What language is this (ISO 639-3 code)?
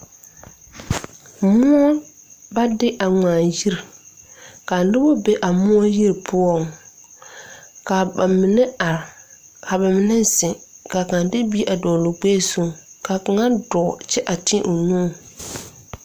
dga